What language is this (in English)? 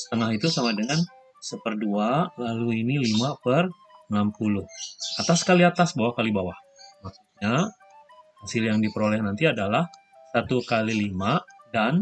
Indonesian